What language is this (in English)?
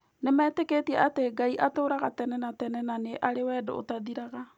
Kikuyu